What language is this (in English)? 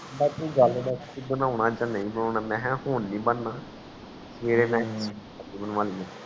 Punjabi